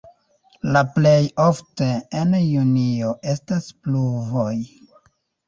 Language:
Esperanto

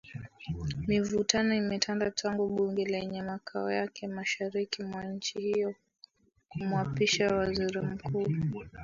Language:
Swahili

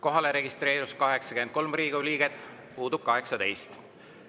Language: Estonian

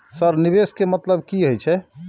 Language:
Maithili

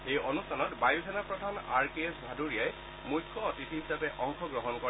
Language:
Assamese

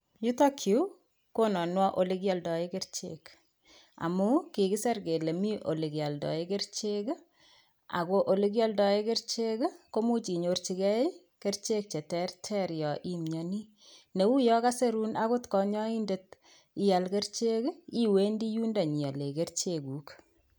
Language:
Kalenjin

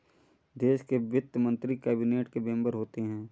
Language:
Hindi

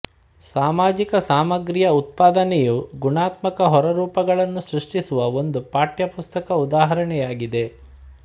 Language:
Kannada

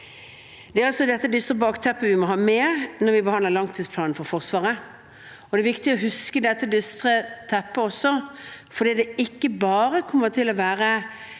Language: Norwegian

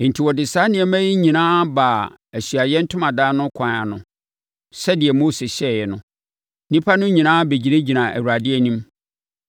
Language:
Akan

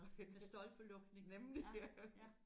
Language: Danish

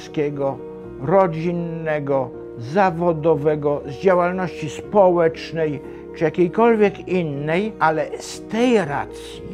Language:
Polish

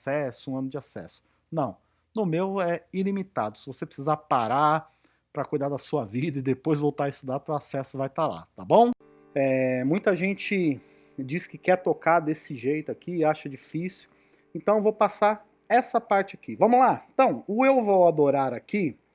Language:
Portuguese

